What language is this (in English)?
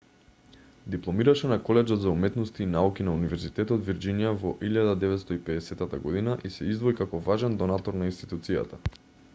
Macedonian